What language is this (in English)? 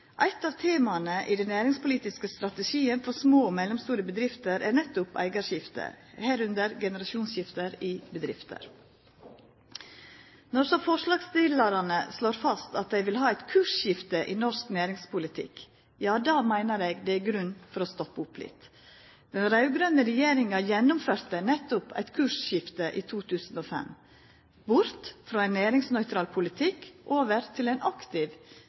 Norwegian Nynorsk